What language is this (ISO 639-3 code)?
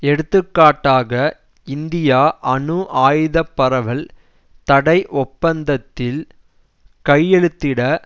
tam